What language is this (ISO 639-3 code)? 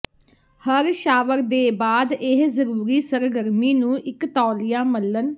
pan